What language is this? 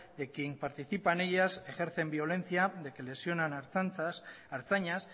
Spanish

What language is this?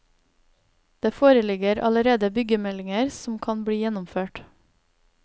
Norwegian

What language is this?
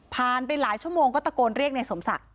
Thai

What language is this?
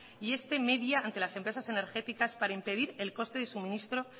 Spanish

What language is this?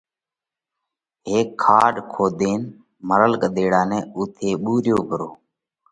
Parkari Koli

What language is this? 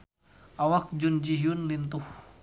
Sundanese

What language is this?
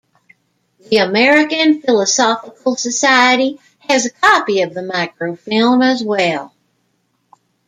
English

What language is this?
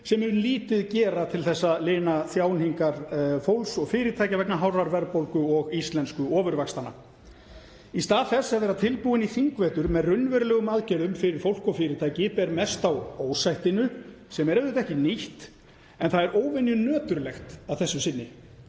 Icelandic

